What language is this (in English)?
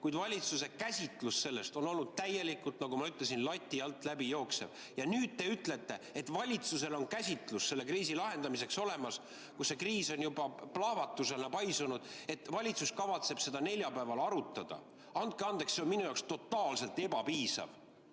Estonian